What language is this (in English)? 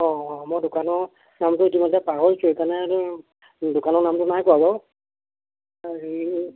Assamese